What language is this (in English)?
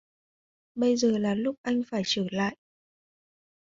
Vietnamese